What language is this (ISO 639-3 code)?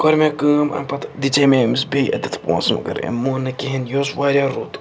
kas